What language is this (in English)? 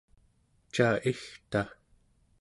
Central Yupik